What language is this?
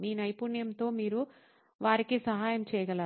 Telugu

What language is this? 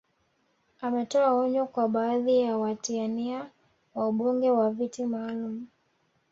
Swahili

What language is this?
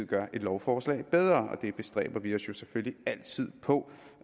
Danish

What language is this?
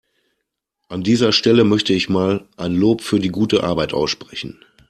German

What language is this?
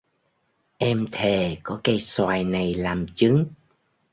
Vietnamese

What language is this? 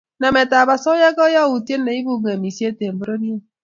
Kalenjin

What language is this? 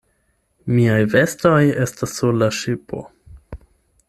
Esperanto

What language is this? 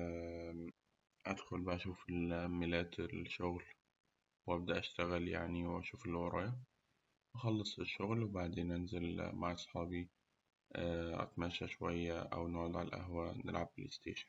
Egyptian Arabic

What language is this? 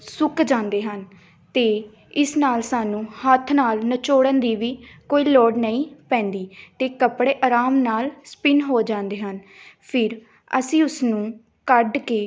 Punjabi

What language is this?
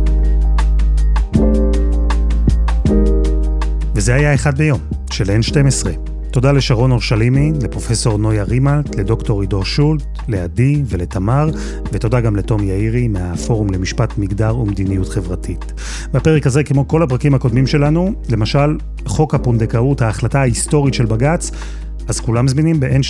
Hebrew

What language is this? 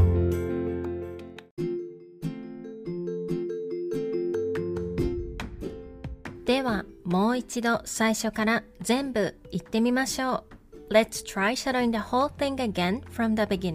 Japanese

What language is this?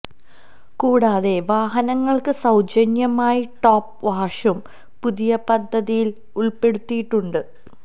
Malayalam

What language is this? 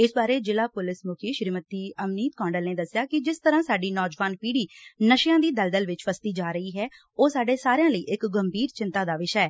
Punjabi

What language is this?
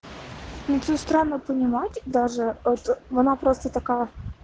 Russian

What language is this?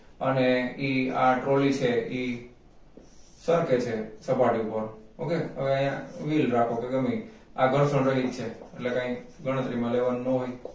Gujarati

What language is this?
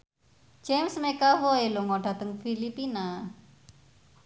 Javanese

